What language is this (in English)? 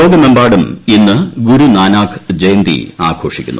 Malayalam